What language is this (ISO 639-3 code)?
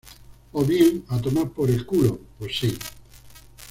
spa